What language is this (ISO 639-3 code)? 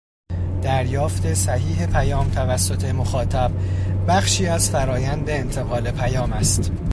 fas